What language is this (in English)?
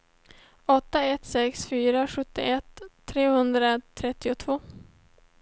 Swedish